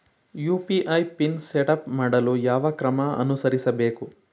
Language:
Kannada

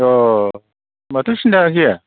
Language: Bodo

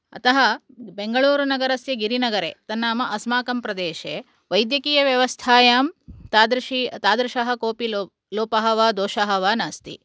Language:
Sanskrit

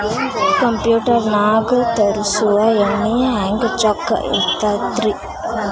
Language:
Kannada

